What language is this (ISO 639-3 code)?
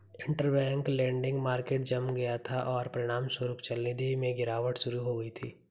hin